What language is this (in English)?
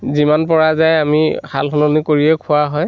Assamese